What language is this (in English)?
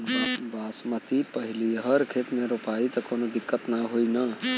Bhojpuri